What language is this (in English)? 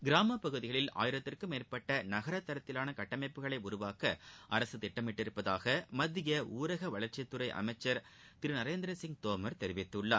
Tamil